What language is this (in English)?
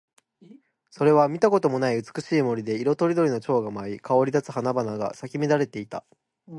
Japanese